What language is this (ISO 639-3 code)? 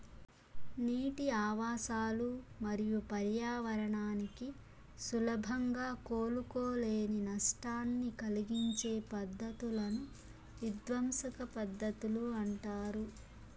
tel